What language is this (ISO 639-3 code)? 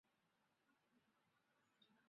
zho